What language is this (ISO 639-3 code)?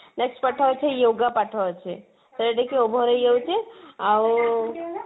ori